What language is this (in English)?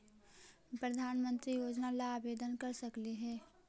Magahi